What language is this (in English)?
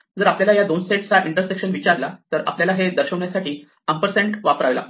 Marathi